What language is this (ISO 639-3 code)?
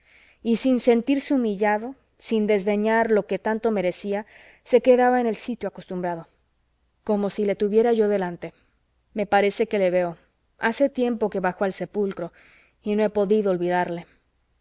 spa